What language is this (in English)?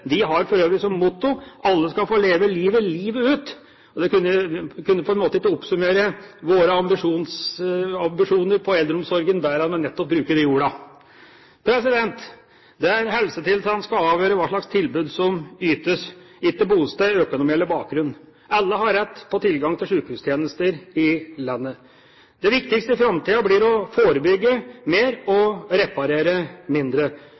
Norwegian Bokmål